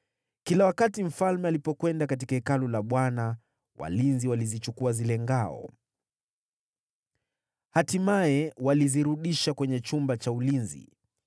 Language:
Swahili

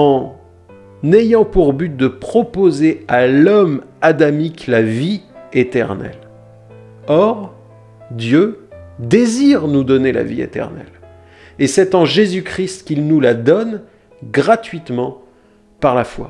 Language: French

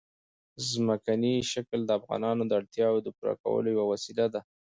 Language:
Pashto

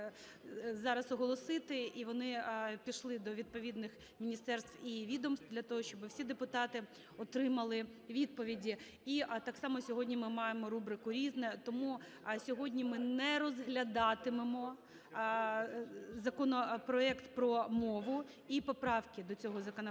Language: Ukrainian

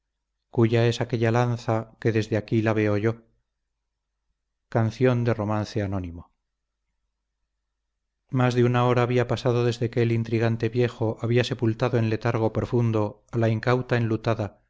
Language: Spanish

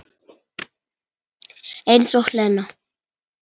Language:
Icelandic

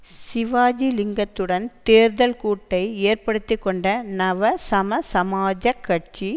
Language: Tamil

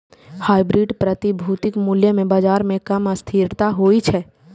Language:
Maithili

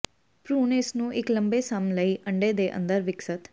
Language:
Punjabi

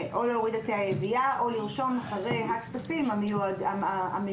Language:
Hebrew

